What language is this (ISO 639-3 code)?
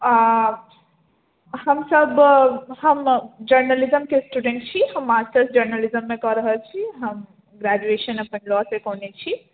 mai